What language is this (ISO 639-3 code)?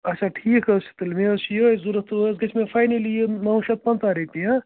kas